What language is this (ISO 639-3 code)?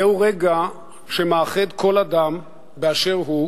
heb